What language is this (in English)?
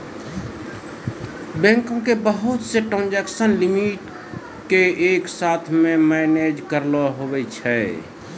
Maithili